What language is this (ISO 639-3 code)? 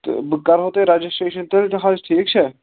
kas